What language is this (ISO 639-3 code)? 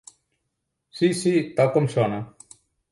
cat